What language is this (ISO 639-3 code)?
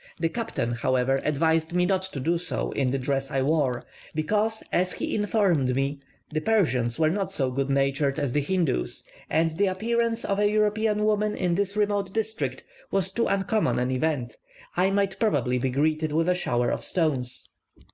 eng